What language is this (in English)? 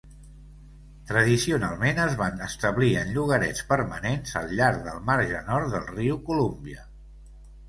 Catalan